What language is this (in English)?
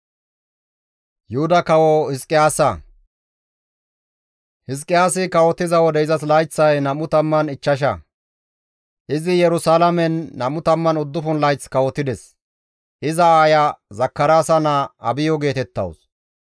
Gamo